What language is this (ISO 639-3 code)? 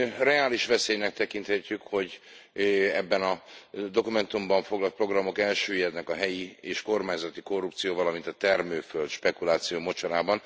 hun